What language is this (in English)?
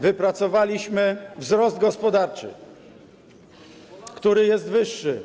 Polish